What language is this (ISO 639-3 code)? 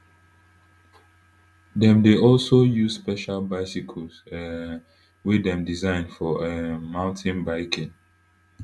pcm